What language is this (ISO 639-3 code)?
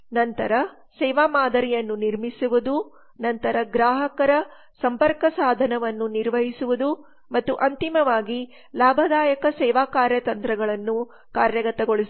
kan